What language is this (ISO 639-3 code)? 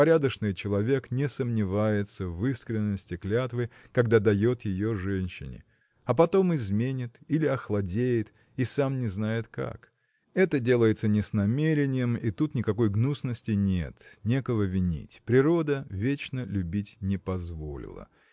rus